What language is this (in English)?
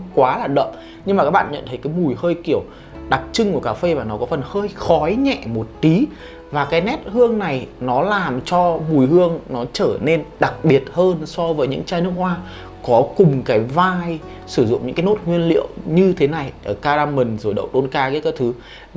Vietnamese